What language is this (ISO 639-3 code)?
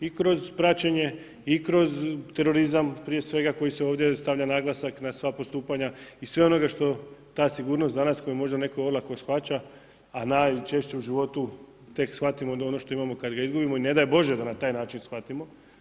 hrv